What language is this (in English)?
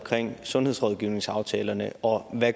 Danish